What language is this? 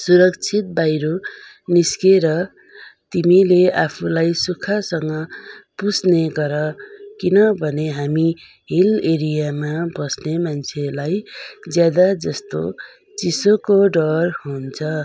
Nepali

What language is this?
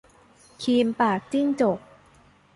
Thai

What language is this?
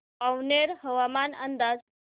Marathi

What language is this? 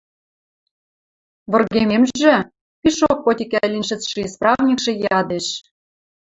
Western Mari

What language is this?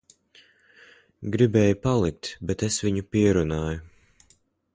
Latvian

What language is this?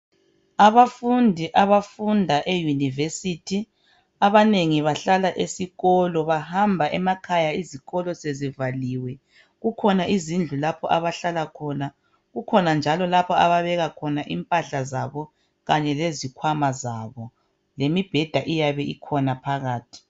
North Ndebele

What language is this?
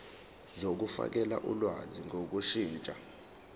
Zulu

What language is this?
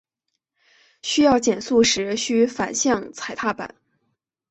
Chinese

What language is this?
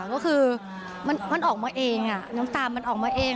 Thai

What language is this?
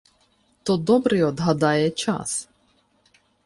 Ukrainian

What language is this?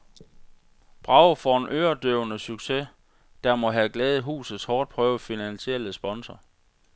Danish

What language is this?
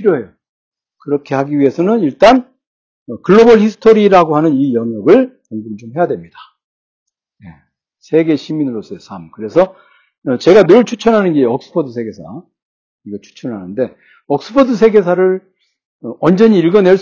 Korean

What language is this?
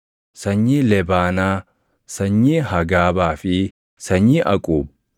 Oromo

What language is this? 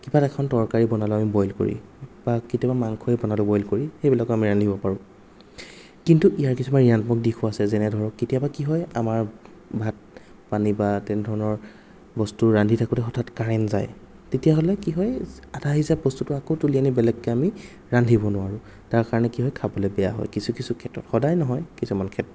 Assamese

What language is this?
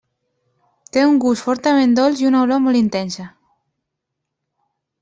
Catalan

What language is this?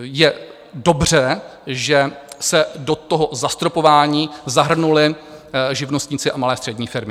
Czech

